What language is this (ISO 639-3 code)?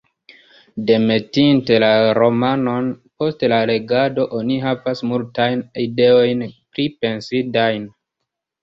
epo